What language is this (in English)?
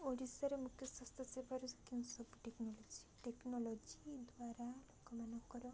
Odia